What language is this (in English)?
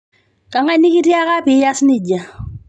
Masai